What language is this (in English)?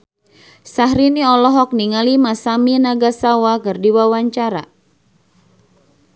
Sundanese